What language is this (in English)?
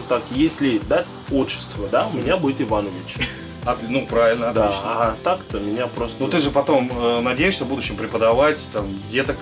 Russian